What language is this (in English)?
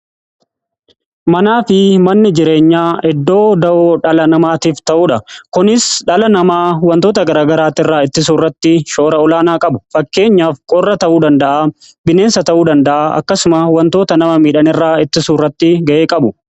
Oromo